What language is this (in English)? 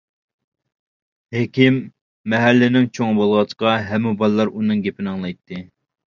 Uyghur